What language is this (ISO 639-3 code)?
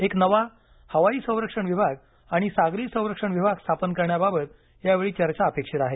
mar